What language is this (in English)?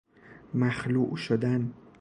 Persian